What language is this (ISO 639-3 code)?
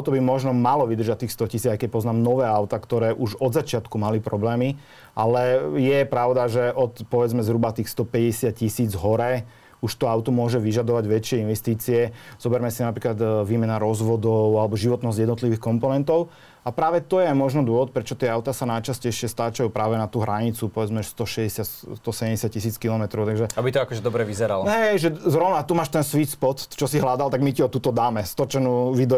slk